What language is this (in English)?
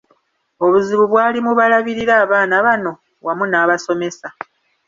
Ganda